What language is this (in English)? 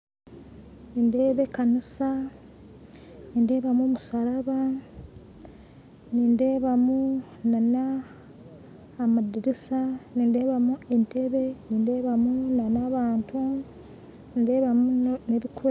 Nyankole